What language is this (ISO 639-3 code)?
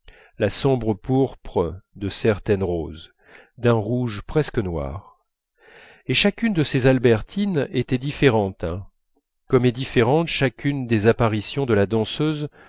fra